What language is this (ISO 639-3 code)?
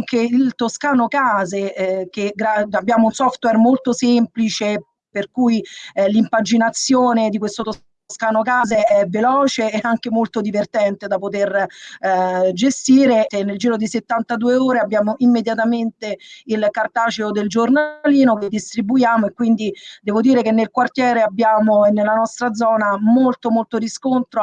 ita